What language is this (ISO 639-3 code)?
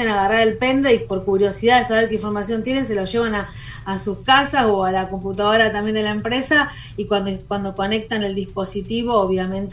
spa